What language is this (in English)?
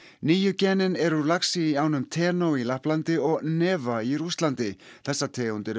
Icelandic